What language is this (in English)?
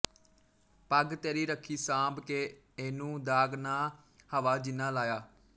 Punjabi